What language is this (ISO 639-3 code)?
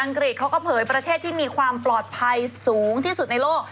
tha